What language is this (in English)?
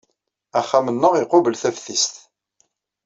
Kabyle